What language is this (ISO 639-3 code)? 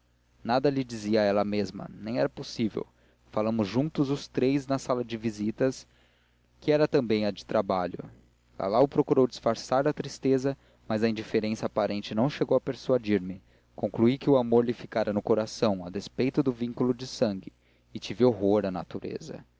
por